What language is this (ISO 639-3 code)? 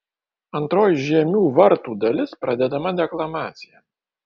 lit